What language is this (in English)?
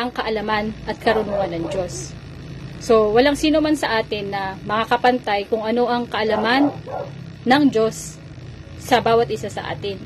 Filipino